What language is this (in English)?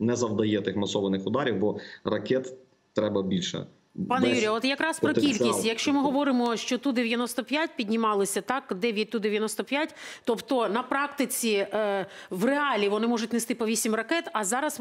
Ukrainian